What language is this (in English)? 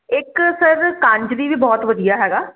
Punjabi